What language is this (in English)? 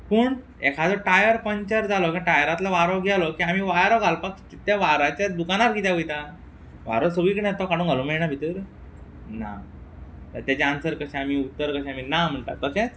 Konkani